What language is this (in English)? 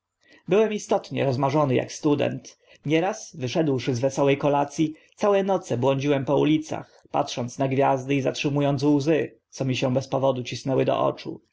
Polish